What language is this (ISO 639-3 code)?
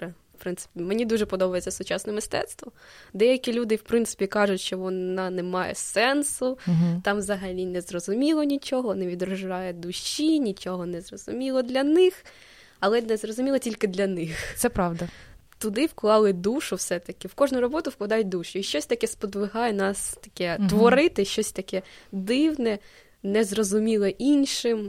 ukr